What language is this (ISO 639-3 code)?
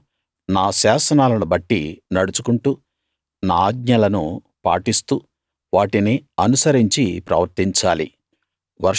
tel